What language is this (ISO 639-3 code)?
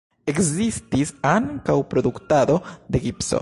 epo